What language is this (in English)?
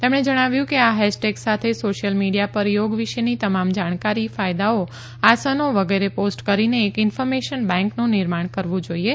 Gujarati